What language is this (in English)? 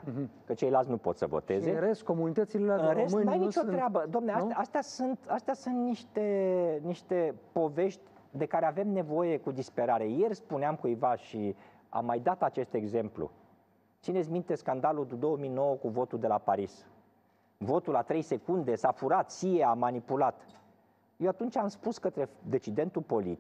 Romanian